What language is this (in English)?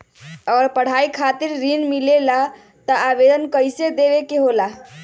Magahi